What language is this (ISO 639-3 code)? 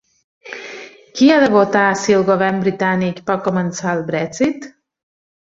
cat